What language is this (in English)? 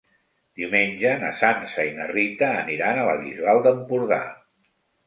Catalan